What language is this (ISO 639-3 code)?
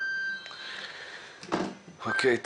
heb